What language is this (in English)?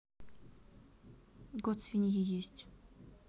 Russian